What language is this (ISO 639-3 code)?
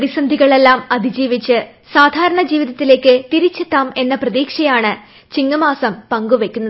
mal